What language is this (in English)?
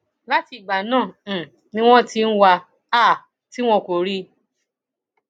Yoruba